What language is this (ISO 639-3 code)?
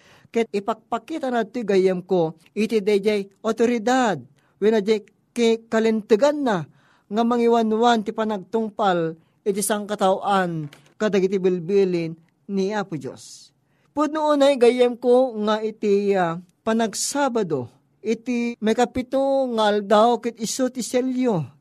fil